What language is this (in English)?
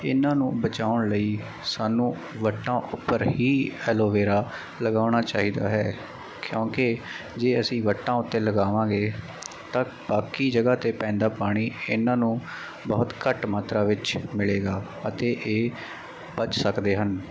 Punjabi